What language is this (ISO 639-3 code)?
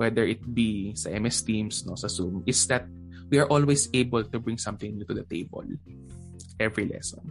fil